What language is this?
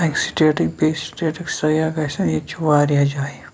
Kashmiri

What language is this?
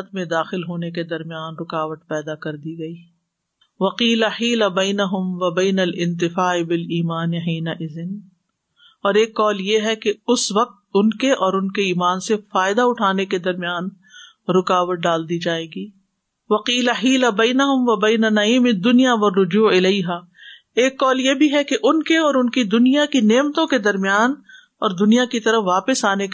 Urdu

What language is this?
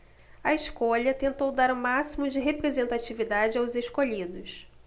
Portuguese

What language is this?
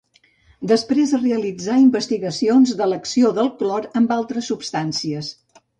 Catalan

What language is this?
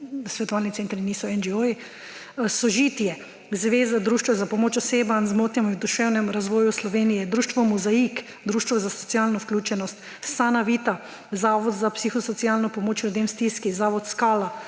Slovenian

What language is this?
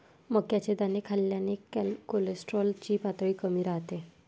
Marathi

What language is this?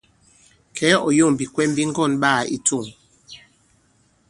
Bankon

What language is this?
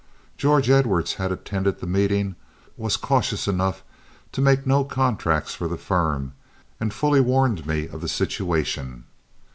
English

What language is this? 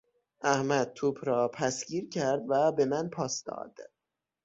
Persian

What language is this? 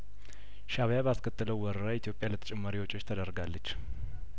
Amharic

